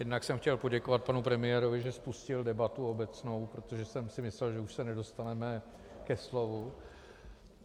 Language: Czech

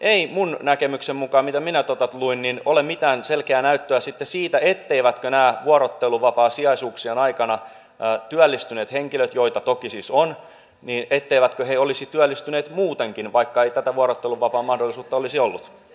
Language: Finnish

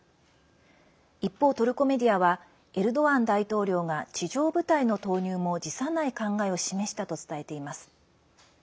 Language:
Japanese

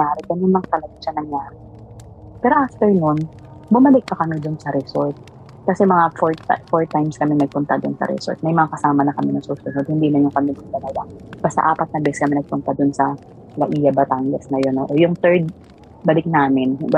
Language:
Filipino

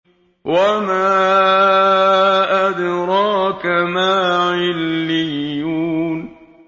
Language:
Arabic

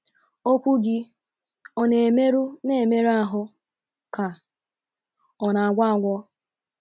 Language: Igbo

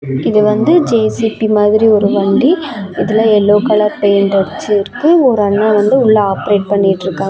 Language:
Tamil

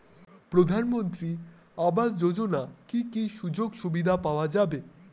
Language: Bangla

